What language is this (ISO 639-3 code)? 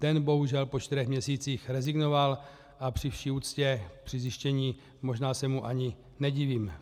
ces